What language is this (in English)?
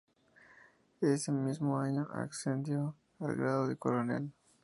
Spanish